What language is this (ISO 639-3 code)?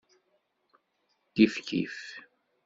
kab